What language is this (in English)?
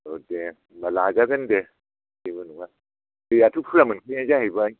Bodo